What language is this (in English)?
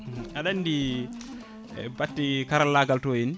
Fula